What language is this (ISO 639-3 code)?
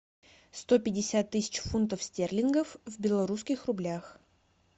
rus